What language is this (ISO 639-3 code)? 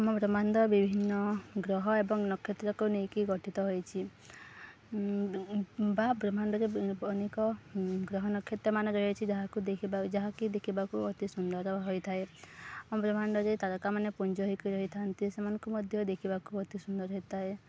ori